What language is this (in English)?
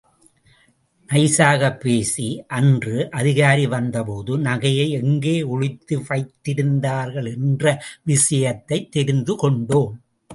Tamil